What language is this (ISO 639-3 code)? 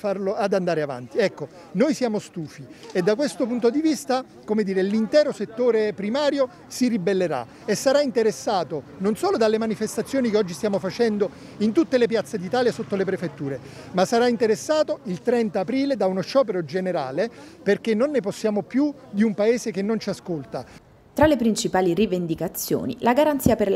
ita